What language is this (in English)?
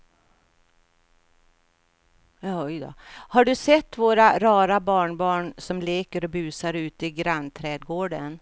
Swedish